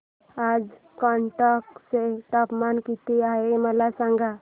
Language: Marathi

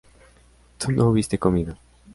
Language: Spanish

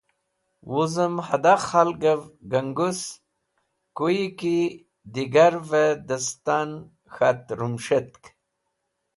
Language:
Wakhi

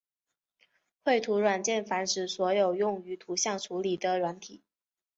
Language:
Chinese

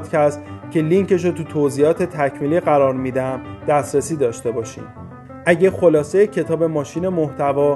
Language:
Persian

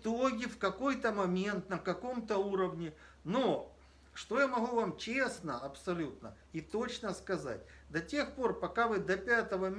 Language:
Russian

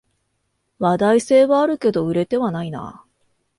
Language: Japanese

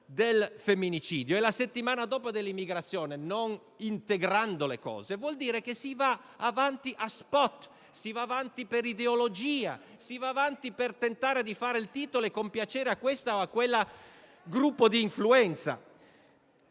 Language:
Italian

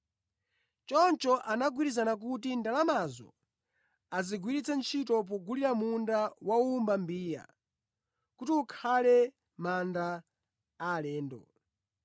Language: Nyanja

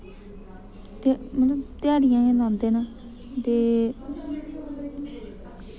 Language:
Dogri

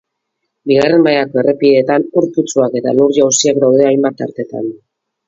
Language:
Basque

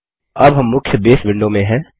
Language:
Hindi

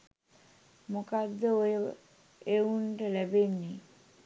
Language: Sinhala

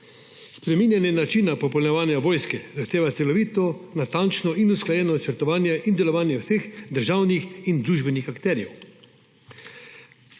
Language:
Slovenian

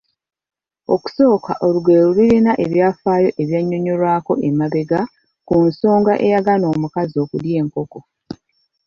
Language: Ganda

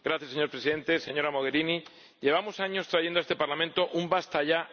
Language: Spanish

